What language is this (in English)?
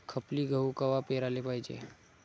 Marathi